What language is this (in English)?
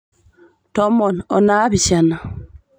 Masai